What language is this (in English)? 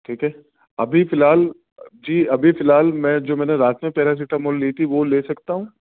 Urdu